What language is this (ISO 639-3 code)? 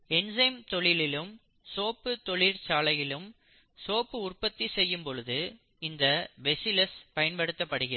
tam